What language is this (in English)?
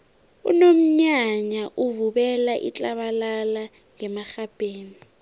South Ndebele